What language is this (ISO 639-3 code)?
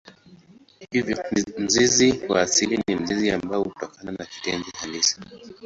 swa